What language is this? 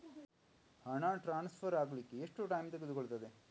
Kannada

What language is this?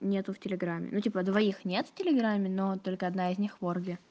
Russian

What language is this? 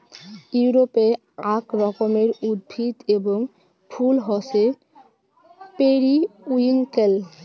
Bangla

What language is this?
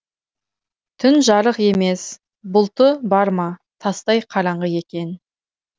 Kazakh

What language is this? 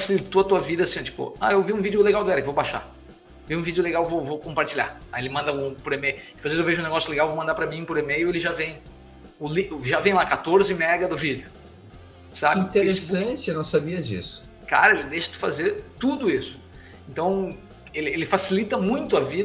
Portuguese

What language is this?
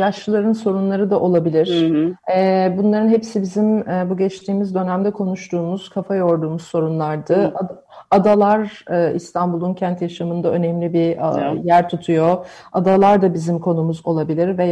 Turkish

